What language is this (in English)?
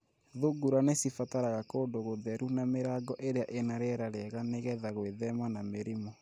Kikuyu